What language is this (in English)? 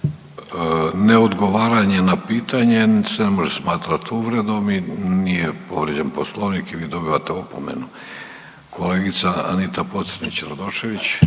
Croatian